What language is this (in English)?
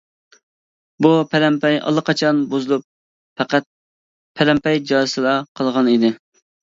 Uyghur